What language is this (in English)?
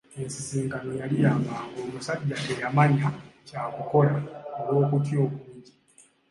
Ganda